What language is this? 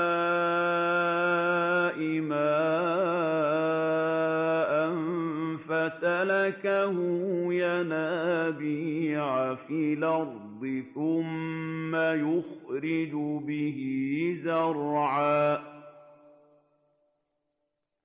Arabic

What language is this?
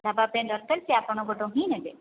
Odia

